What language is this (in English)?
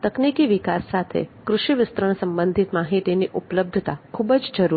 Gujarati